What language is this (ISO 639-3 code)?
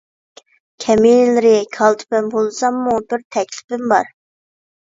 uig